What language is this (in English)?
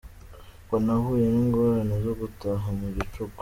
Kinyarwanda